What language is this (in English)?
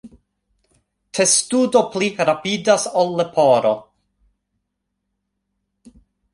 Esperanto